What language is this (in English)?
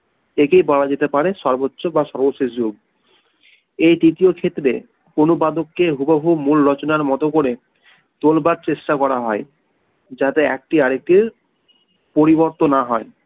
Bangla